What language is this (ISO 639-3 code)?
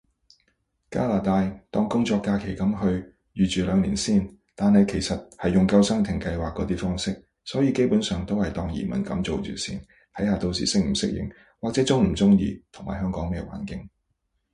yue